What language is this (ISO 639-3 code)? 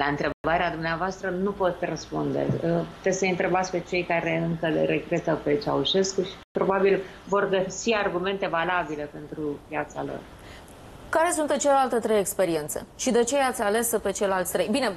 ron